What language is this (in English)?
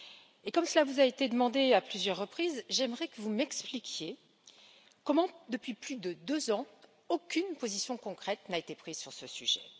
French